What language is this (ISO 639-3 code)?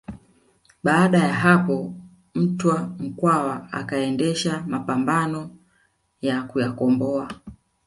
swa